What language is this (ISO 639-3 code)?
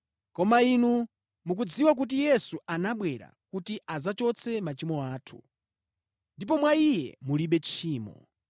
nya